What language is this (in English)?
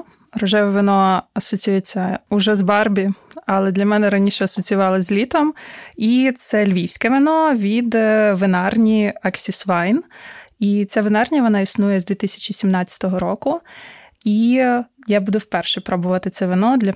Ukrainian